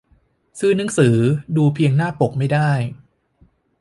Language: Thai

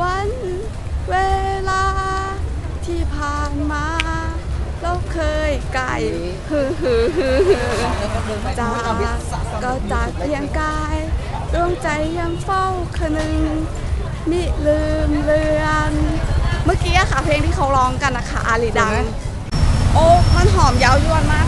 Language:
Thai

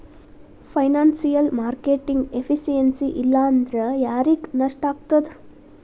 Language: Kannada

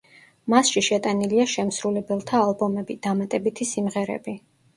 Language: Georgian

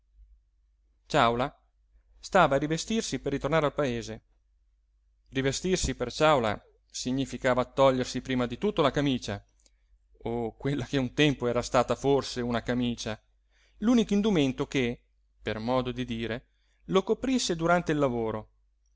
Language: Italian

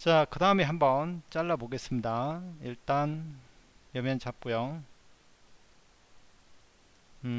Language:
Korean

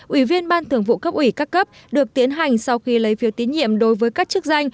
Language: Vietnamese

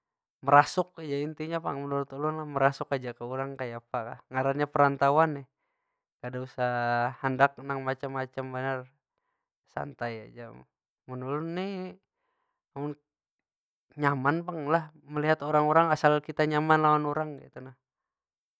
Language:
Banjar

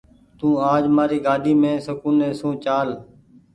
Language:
Goaria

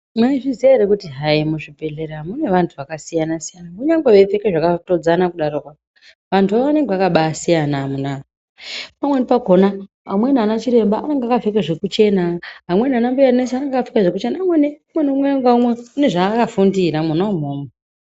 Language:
Ndau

